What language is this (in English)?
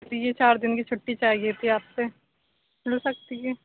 Urdu